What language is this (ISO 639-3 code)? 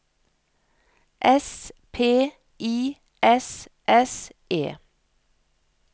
nor